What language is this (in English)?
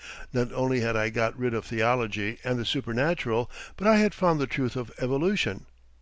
English